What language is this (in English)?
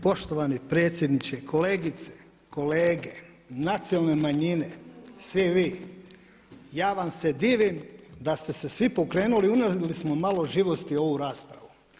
Croatian